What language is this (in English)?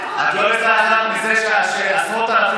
Hebrew